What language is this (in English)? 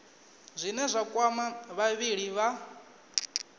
Venda